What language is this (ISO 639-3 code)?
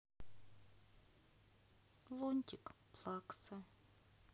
rus